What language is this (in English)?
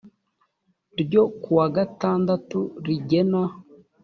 Kinyarwanda